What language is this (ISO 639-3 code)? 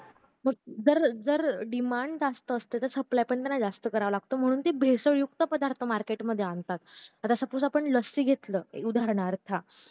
mar